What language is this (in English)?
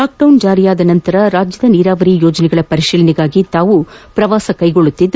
Kannada